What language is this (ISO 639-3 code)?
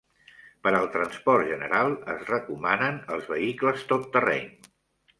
cat